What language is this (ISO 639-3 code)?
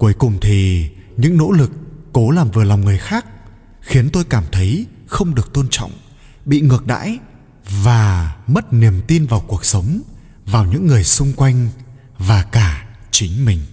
vie